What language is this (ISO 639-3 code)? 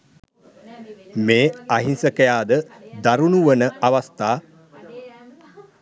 sin